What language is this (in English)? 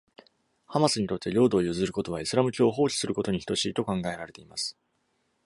Japanese